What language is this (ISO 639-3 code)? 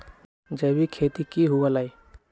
mag